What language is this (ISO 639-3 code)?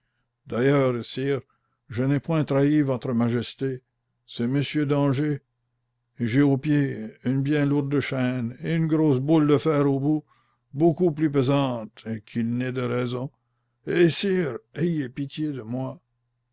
fra